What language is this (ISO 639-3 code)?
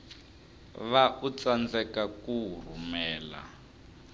tso